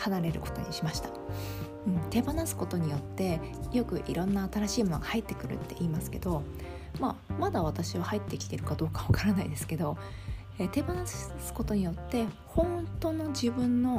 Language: Japanese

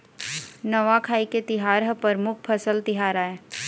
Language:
Chhattisgarhi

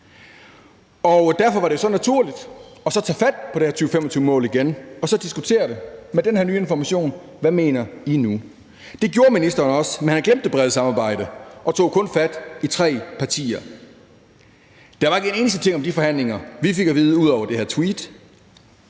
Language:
Danish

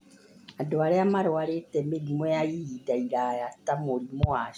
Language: Kikuyu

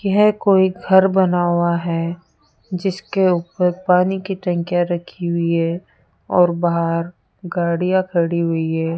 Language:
Hindi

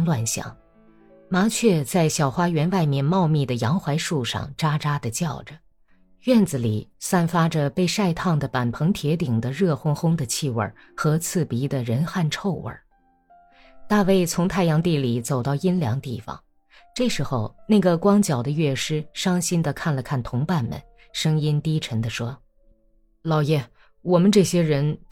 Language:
Chinese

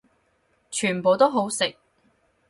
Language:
Cantonese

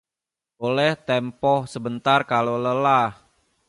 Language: Indonesian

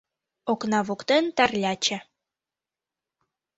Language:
Mari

